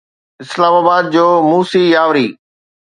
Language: Sindhi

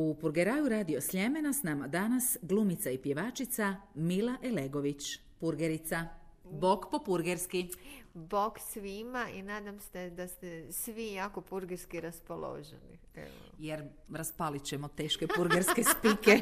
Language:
Croatian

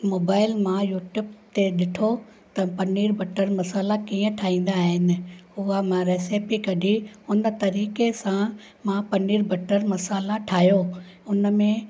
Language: Sindhi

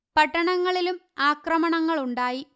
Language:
Malayalam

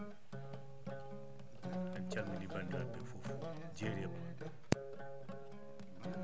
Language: Fula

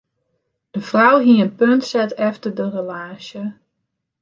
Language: Western Frisian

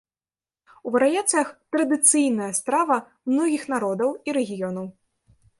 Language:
Belarusian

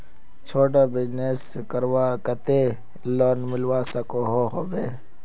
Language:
Magahi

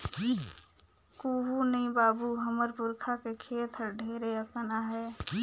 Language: Chhattisgarhi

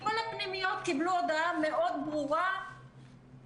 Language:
Hebrew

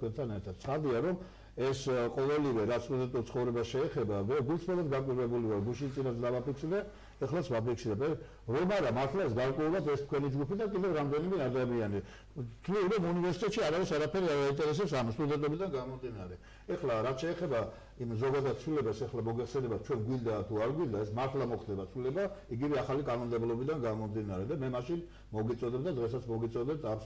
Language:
Turkish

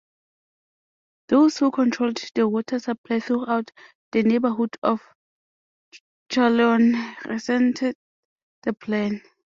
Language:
English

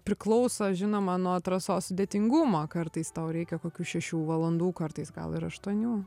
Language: Lithuanian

